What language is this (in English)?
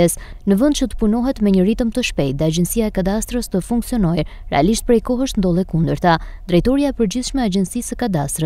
Romanian